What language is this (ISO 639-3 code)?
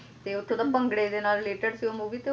pan